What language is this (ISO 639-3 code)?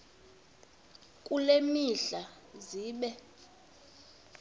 xho